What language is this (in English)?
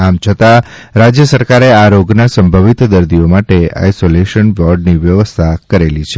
Gujarati